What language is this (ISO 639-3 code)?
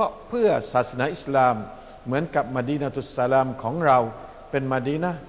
tha